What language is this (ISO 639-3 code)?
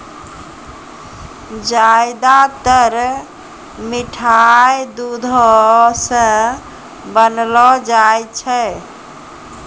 mai